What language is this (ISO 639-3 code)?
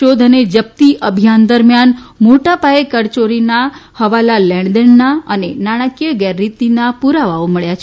guj